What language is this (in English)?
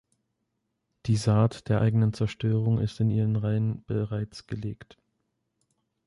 German